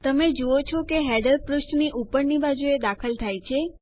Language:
Gujarati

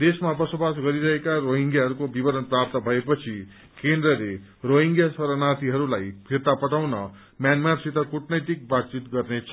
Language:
Nepali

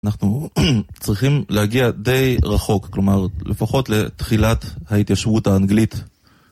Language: Hebrew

